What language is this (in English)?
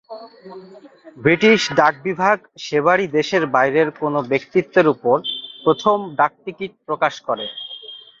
Bangla